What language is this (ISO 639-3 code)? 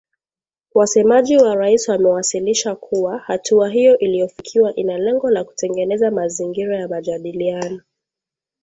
swa